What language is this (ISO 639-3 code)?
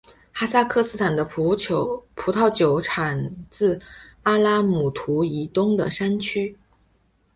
zho